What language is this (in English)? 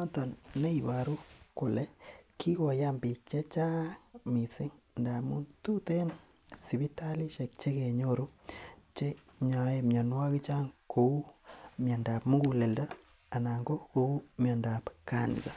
Kalenjin